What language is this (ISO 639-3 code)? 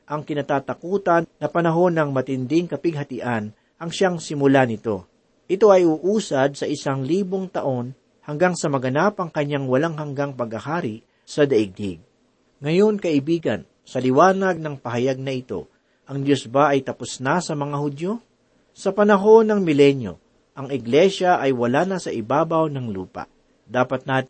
fil